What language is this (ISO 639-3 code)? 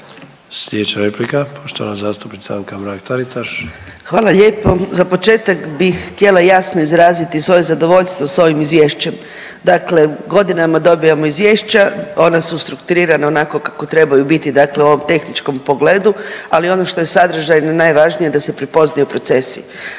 hrv